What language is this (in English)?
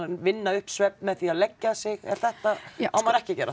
Icelandic